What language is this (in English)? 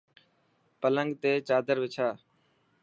Dhatki